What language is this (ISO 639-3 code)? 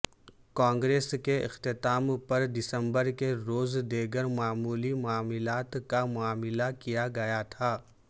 urd